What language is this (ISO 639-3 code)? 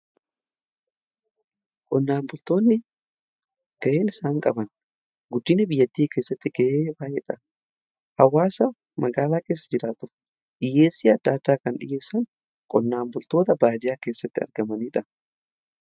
orm